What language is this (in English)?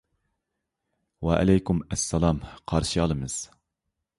Uyghur